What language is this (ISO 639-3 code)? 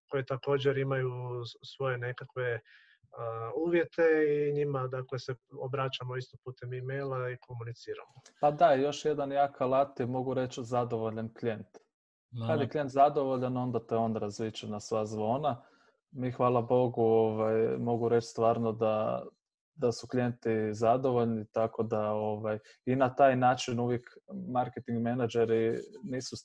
hrv